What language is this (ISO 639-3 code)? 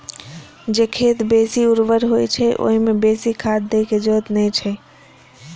mai